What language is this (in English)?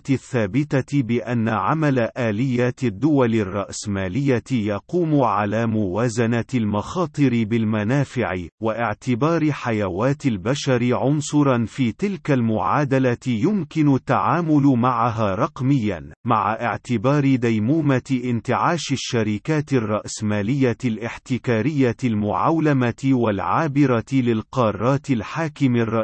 Arabic